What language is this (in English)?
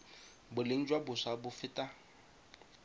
Tswana